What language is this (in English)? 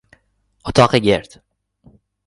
Persian